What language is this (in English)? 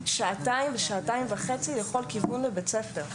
Hebrew